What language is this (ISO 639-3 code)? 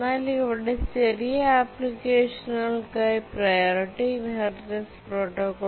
mal